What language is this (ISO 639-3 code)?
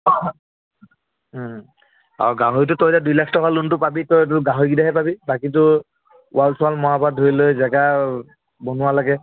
asm